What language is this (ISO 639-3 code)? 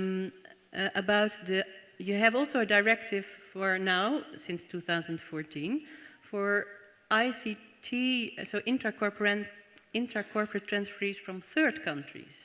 eng